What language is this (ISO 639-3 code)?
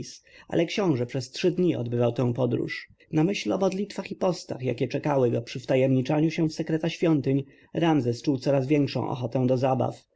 pol